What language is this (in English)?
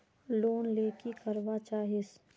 Magahi